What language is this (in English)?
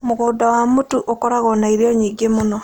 Kikuyu